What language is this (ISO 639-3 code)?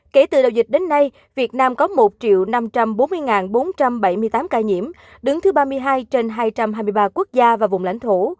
vie